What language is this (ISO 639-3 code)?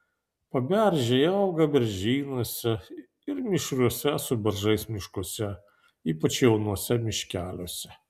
lit